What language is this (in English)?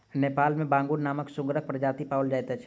Maithili